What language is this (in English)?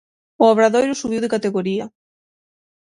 Galician